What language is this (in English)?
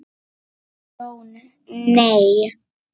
Icelandic